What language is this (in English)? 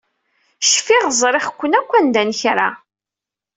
Kabyle